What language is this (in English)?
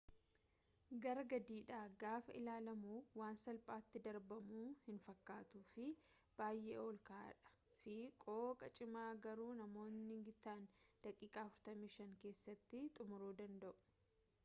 Oromo